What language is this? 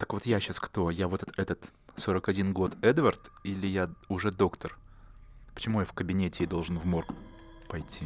Russian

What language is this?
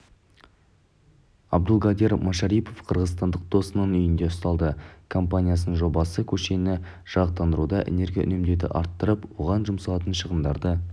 Kazakh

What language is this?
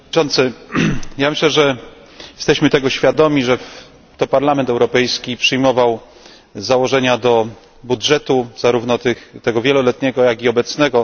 Polish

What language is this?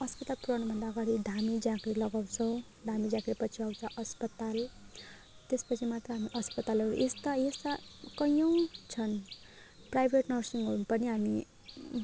Nepali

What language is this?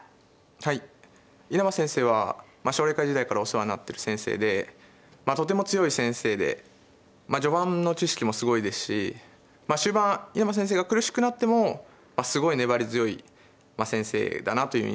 Japanese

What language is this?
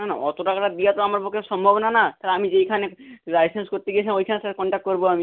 Bangla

